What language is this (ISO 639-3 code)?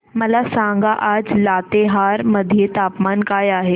mar